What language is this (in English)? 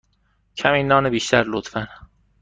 Persian